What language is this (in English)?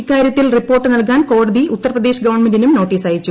Malayalam